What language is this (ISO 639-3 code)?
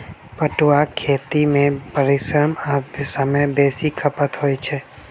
mai